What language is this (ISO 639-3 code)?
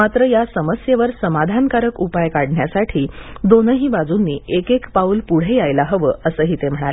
mar